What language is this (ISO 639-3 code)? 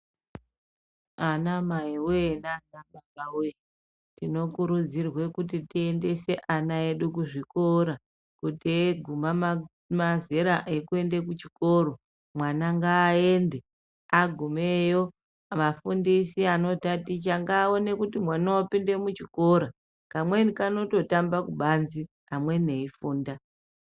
ndc